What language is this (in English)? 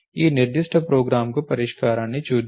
Telugu